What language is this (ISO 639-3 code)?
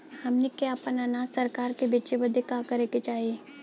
bho